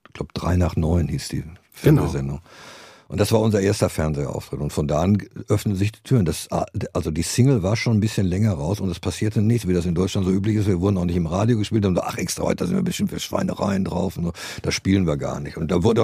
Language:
German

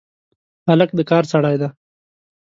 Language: Pashto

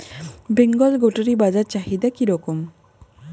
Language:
Bangla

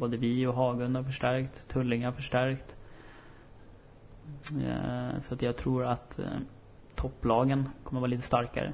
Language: Swedish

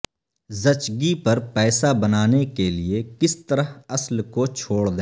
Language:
Urdu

